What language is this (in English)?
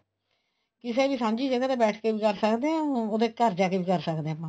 Punjabi